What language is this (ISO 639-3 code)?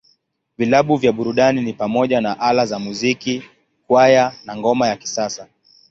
swa